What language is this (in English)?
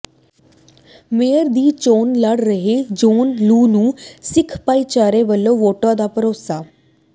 Punjabi